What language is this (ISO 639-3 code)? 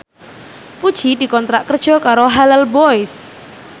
jav